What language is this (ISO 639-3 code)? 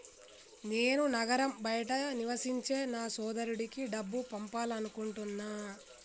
tel